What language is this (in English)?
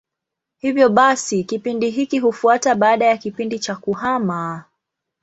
Swahili